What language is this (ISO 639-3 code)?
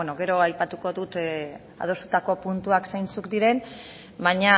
eus